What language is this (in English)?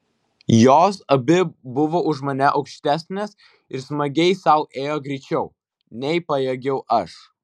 Lithuanian